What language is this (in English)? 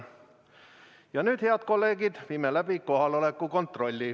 Estonian